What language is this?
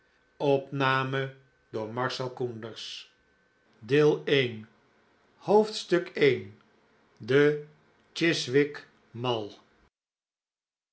Dutch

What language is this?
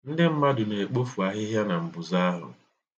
Igbo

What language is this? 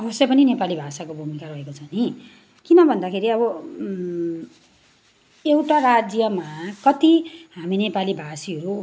Nepali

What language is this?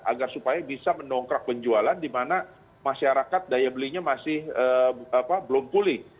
Indonesian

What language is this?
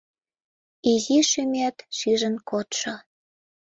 Mari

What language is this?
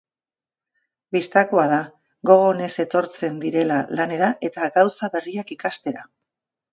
Basque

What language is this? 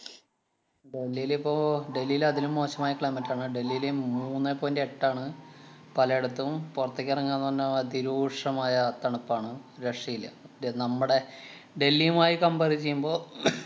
Malayalam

